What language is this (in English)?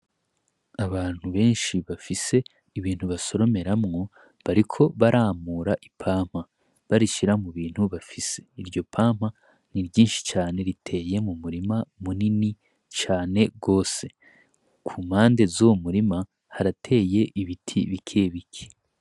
Rundi